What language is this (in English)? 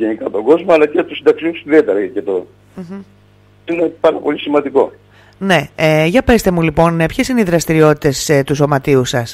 Greek